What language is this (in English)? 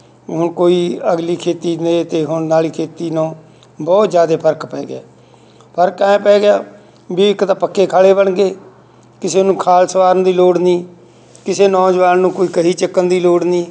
Punjabi